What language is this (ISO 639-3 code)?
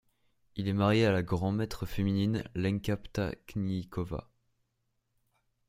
fra